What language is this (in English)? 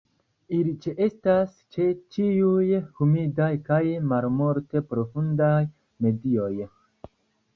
Esperanto